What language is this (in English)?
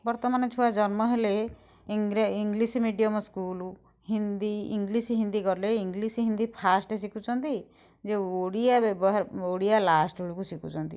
Odia